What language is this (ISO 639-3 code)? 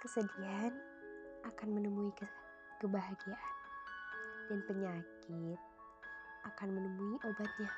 ind